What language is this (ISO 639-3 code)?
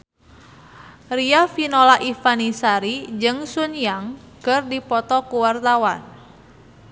sun